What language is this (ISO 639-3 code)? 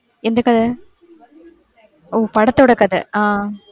tam